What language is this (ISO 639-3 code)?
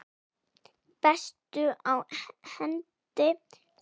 isl